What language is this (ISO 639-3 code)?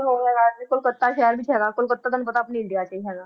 pan